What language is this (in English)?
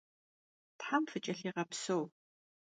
Kabardian